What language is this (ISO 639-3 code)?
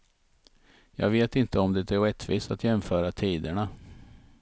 swe